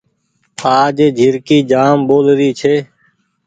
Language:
Goaria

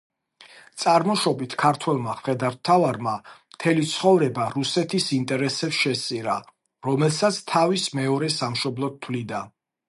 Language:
Georgian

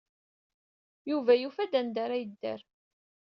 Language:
Kabyle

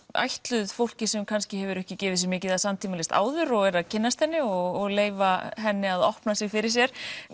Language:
Icelandic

